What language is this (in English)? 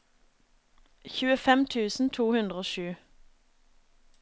Norwegian